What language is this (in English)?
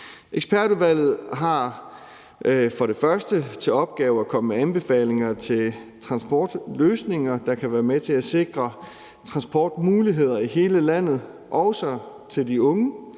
Danish